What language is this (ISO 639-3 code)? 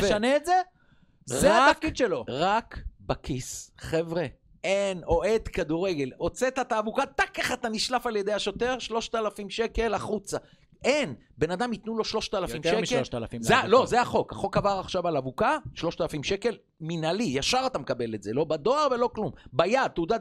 heb